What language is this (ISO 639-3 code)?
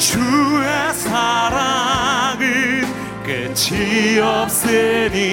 kor